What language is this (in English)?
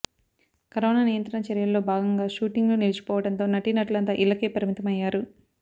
Telugu